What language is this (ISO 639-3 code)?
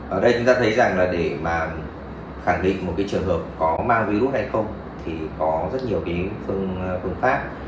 vie